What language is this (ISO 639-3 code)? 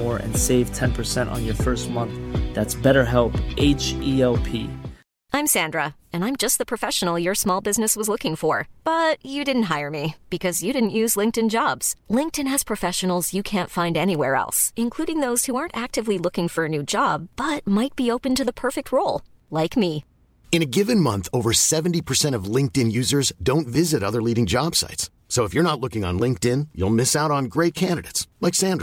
fas